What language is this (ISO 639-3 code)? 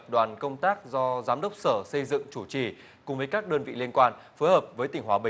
vie